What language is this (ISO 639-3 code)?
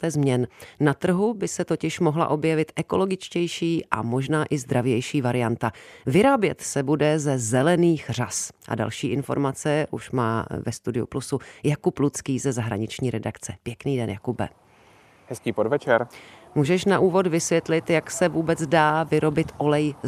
ces